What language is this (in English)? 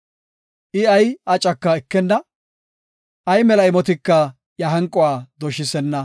Gofa